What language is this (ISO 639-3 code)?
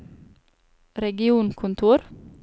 nor